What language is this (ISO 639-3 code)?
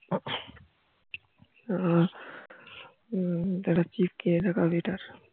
ben